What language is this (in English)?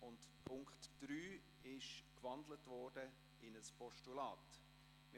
Swiss German